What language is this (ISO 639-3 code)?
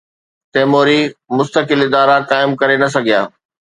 snd